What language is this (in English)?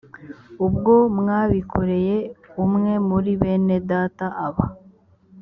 Kinyarwanda